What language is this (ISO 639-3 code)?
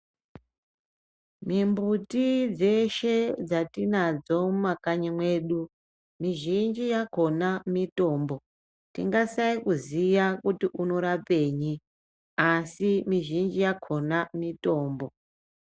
ndc